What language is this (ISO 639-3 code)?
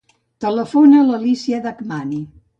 cat